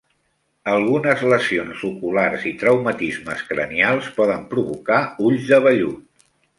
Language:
Catalan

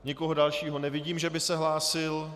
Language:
Czech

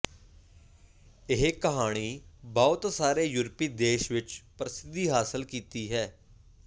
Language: Punjabi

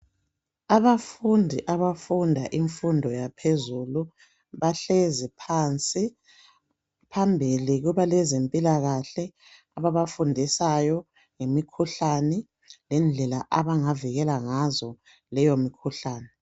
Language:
North Ndebele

